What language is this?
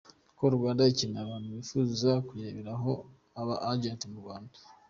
Kinyarwanda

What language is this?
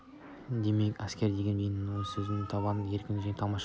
Kazakh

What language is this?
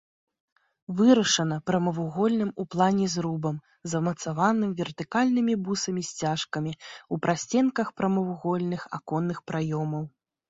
Belarusian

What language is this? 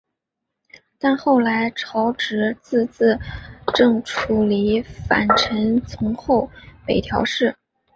Chinese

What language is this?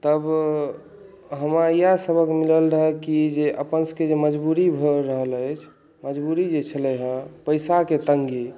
Maithili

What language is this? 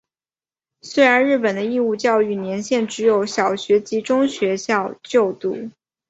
Chinese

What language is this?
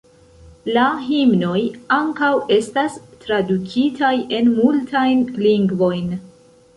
Esperanto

